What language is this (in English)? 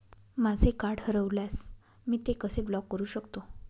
Marathi